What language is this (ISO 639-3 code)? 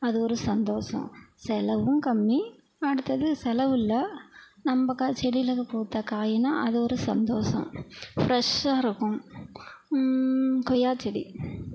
tam